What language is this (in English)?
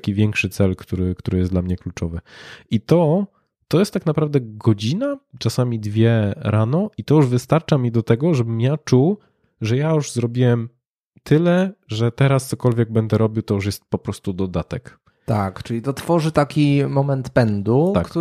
Polish